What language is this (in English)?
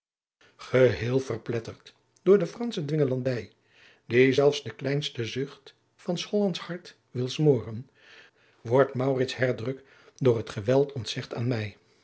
Dutch